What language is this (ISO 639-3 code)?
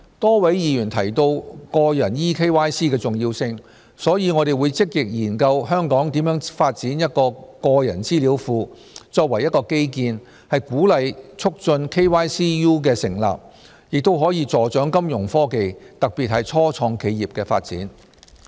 yue